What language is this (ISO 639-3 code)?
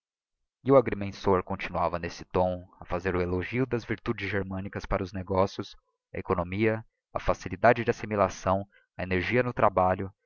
por